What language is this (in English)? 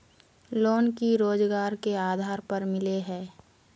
Magahi